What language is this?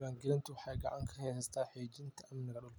Somali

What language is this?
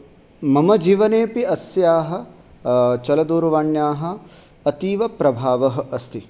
Sanskrit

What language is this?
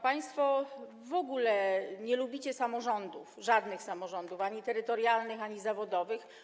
Polish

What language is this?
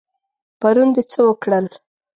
Pashto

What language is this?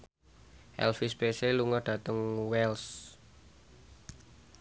Javanese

